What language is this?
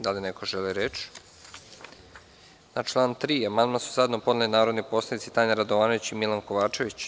Serbian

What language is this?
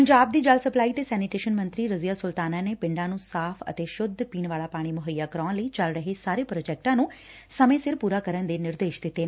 Punjabi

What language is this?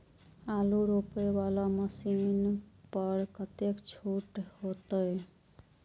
Maithili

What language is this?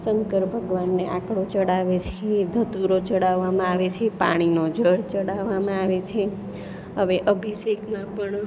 Gujarati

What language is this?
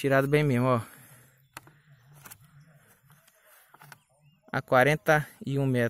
Portuguese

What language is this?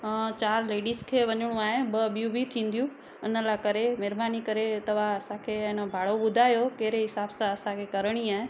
Sindhi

